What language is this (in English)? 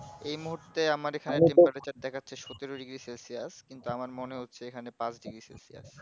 Bangla